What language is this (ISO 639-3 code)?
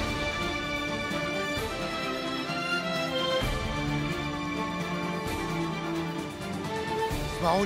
ara